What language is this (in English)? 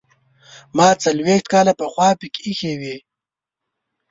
Pashto